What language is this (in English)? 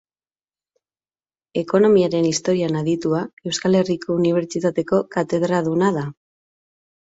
Basque